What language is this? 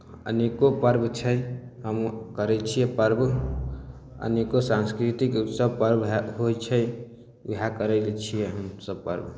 Maithili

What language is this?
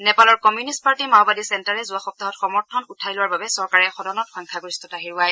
Assamese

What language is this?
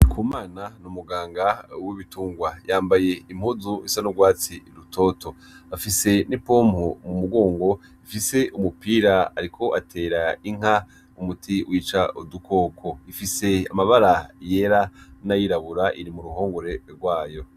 Rundi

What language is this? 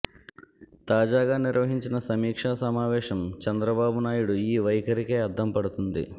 Telugu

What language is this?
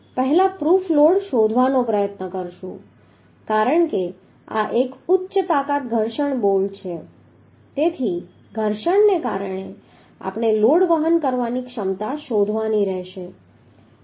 Gujarati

